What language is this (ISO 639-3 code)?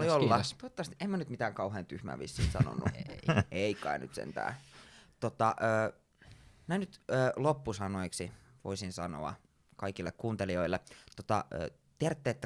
fin